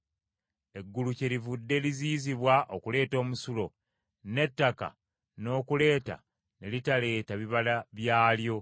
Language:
Ganda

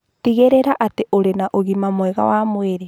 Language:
Kikuyu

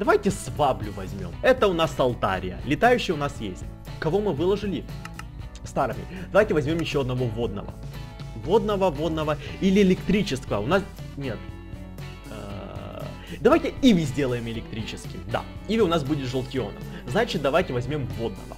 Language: Russian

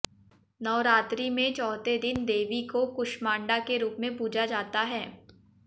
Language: Hindi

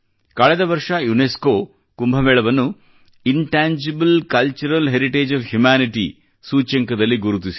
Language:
Kannada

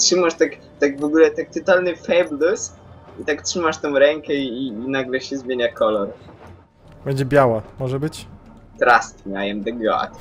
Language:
Polish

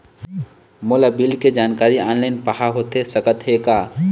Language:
Chhattisgarhi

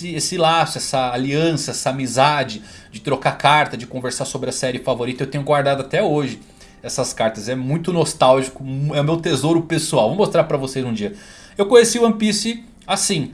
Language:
Portuguese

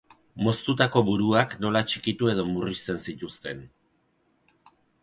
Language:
Basque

